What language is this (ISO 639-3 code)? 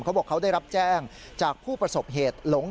tha